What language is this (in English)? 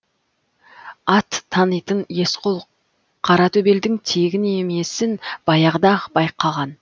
Kazakh